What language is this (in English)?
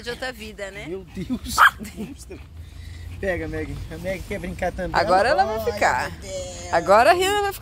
Portuguese